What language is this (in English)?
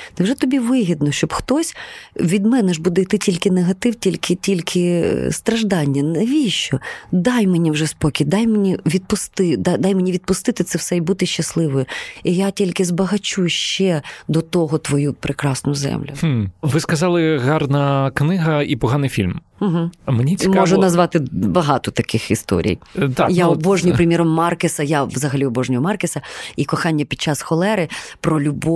Ukrainian